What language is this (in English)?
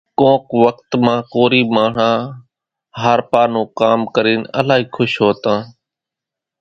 Kachi Koli